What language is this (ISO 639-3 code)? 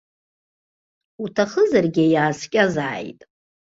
abk